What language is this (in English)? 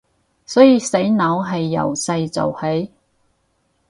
Cantonese